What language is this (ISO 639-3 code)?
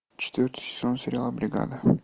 rus